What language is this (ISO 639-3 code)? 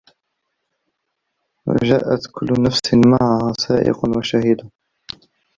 ara